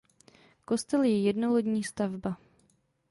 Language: Czech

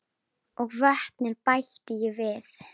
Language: Icelandic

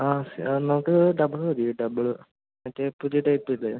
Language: Malayalam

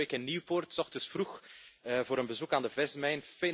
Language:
Dutch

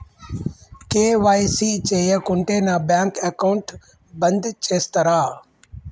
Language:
Telugu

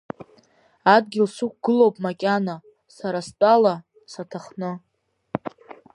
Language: Abkhazian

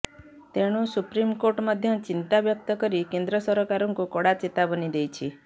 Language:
Odia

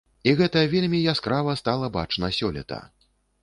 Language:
Belarusian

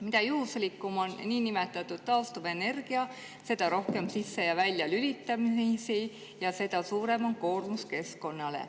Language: Estonian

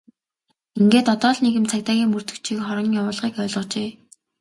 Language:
Mongolian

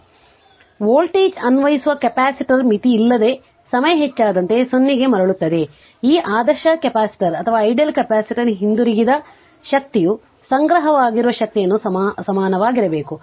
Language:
Kannada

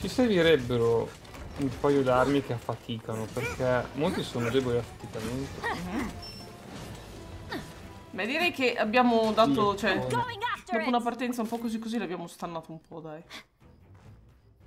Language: Italian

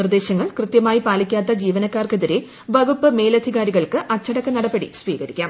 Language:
Malayalam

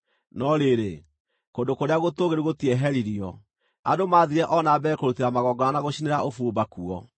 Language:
Kikuyu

